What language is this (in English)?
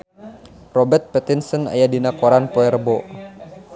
Sundanese